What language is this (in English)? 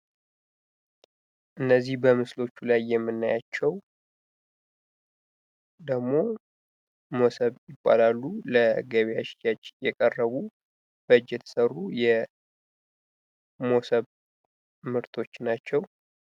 Amharic